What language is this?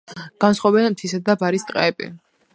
Georgian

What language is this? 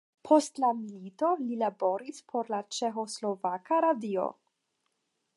Esperanto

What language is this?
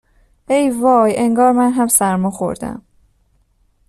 Persian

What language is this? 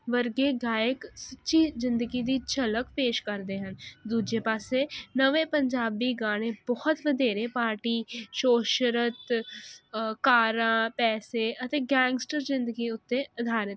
Punjabi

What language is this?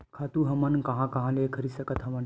Chhattisgarhi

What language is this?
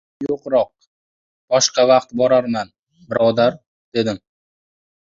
Uzbek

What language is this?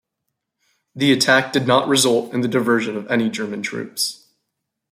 English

